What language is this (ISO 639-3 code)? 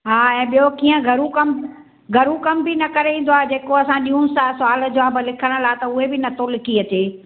snd